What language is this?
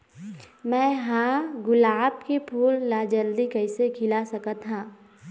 Chhattisgarhi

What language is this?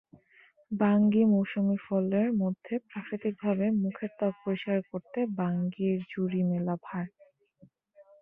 Bangla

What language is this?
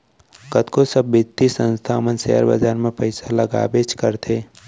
Chhattisgarhi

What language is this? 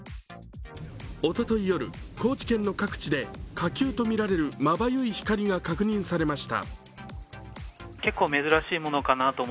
Japanese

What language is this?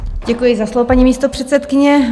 Czech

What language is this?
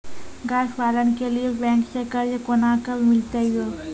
Maithili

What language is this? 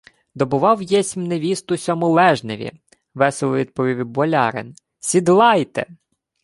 Ukrainian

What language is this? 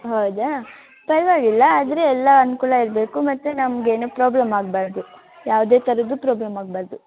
Kannada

